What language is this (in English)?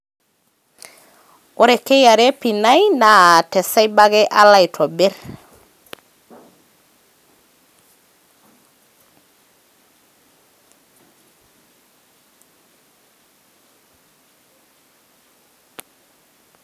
Masai